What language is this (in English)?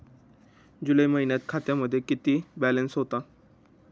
Marathi